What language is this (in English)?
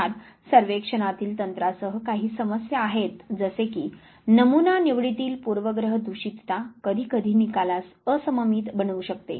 Marathi